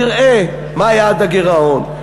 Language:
Hebrew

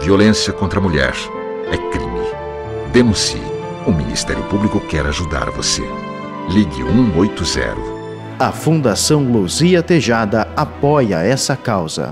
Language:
Portuguese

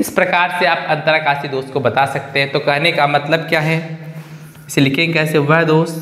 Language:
Hindi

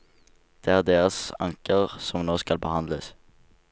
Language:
Norwegian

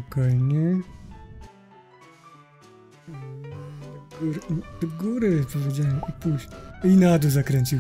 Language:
Polish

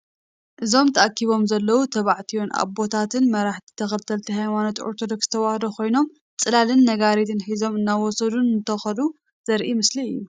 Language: Tigrinya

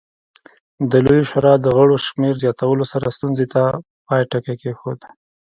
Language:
Pashto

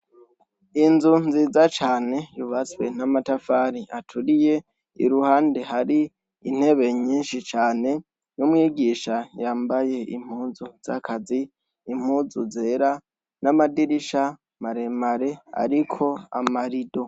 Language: Rundi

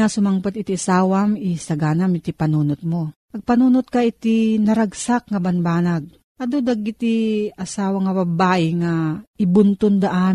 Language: Filipino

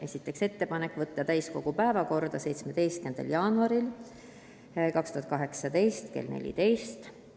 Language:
Estonian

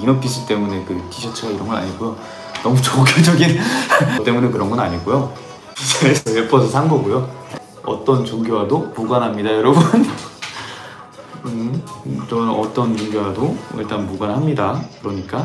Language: Korean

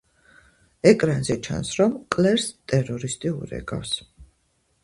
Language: Georgian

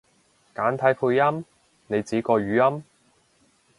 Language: Cantonese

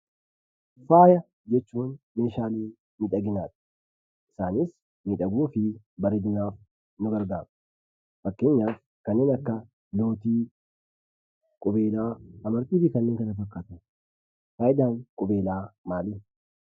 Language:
Oromo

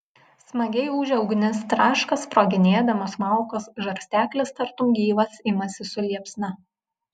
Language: Lithuanian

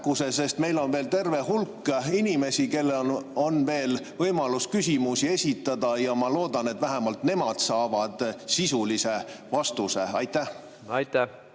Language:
Estonian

